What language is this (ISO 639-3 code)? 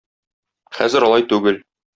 tat